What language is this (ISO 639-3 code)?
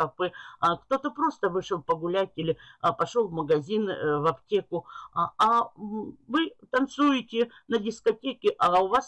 rus